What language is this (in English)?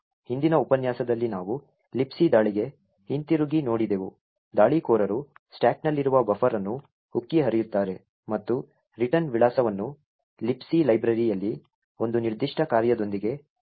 Kannada